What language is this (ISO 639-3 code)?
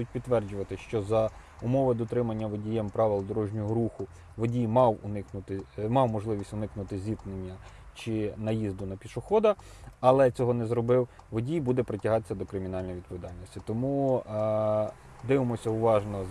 ukr